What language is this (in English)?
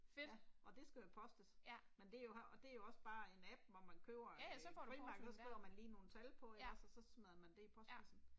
Danish